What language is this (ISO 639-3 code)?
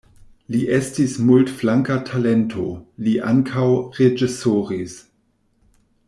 epo